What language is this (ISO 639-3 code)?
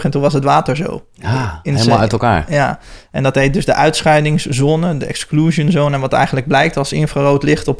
nld